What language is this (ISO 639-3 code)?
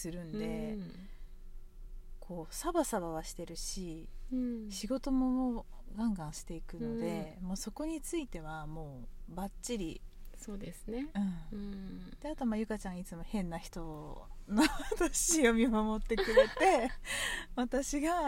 jpn